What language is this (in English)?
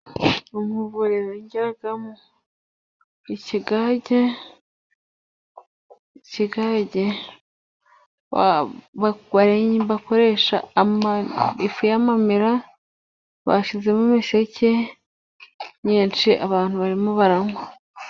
Kinyarwanda